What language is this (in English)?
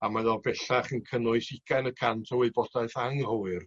Welsh